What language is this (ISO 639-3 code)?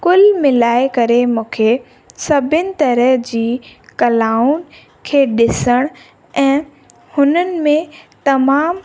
snd